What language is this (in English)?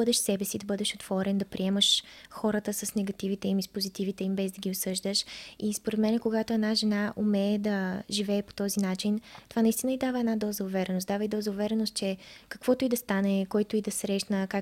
Bulgarian